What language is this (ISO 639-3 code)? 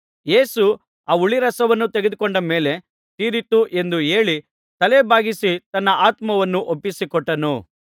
kan